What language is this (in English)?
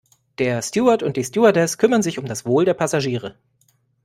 German